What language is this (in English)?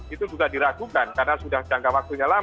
Indonesian